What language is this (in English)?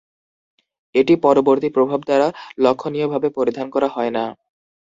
Bangla